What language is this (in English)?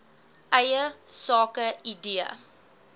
Afrikaans